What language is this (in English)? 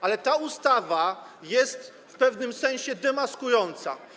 Polish